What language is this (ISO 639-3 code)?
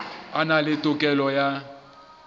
sot